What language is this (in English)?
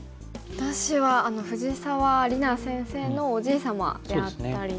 Japanese